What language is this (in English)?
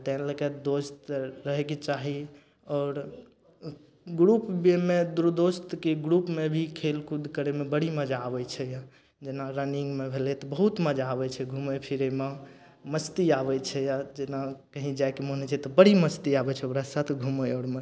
Maithili